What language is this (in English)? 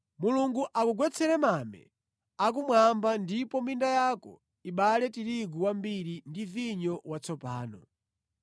Nyanja